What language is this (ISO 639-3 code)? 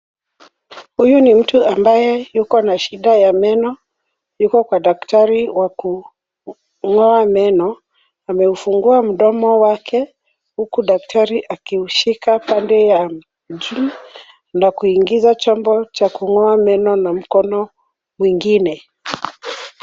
swa